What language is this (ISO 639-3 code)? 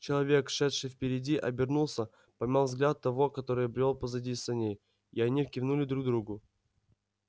rus